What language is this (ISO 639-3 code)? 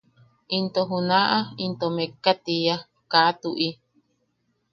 yaq